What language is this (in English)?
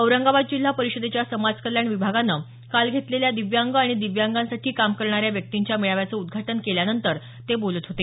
Marathi